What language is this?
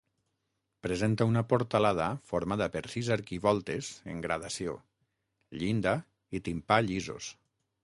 Catalan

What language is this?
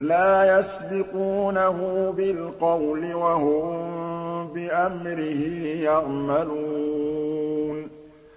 Arabic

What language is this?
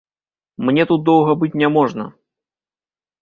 Belarusian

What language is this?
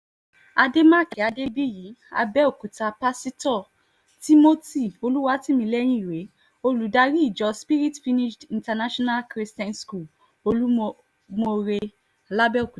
Yoruba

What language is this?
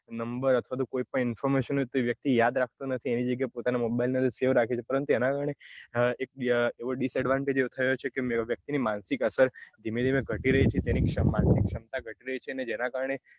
Gujarati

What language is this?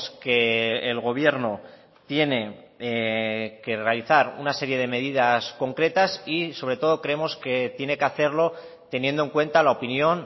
Spanish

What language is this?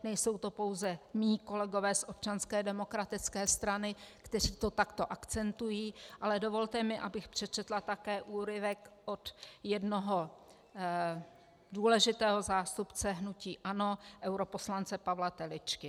Czech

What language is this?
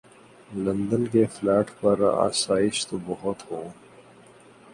Urdu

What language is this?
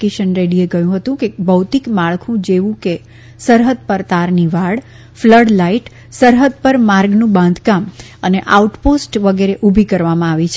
Gujarati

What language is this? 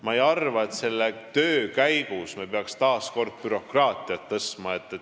Estonian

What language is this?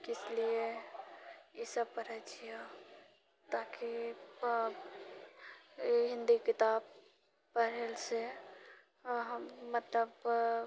Maithili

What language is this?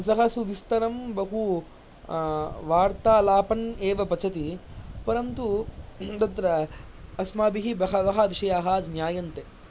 Sanskrit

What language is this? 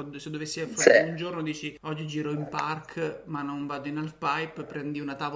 Italian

